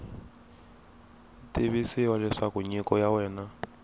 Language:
Tsonga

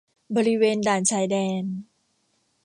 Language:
Thai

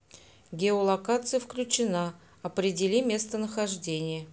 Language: Russian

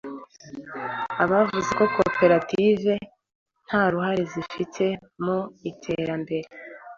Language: Kinyarwanda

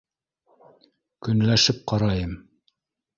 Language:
Bashkir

